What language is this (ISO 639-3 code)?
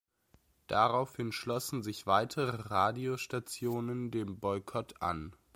deu